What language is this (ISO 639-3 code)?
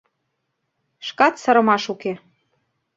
chm